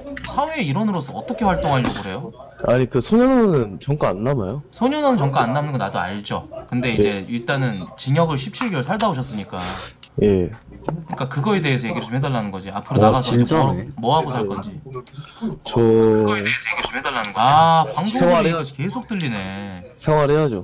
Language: Korean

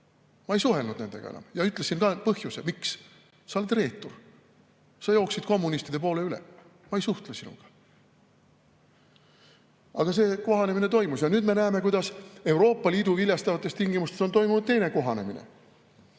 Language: Estonian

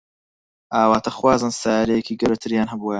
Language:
Central Kurdish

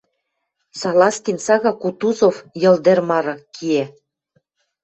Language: Western Mari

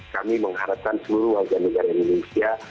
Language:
Indonesian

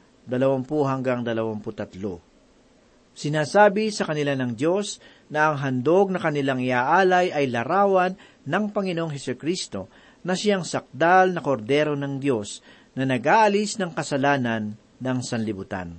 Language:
Filipino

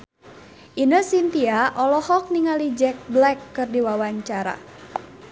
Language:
Sundanese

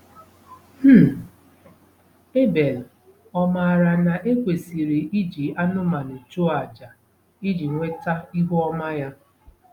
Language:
Igbo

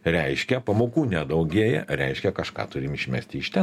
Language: Lithuanian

